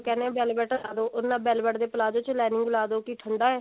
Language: Punjabi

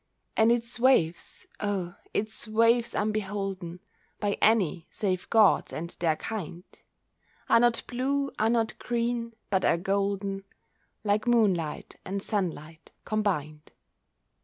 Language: English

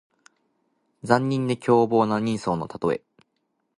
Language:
Japanese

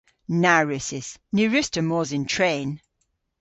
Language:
Cornish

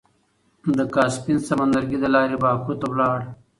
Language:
Pashto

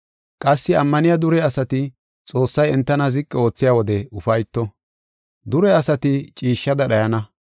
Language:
Gofa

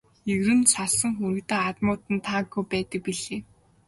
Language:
Mongolian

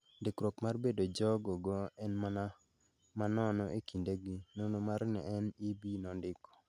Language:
Luo (Kenya and Tanzania)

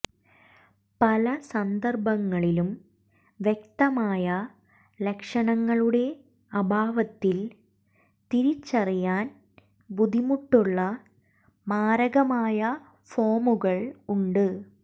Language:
Malayalam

